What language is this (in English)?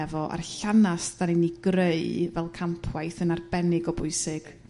Welsh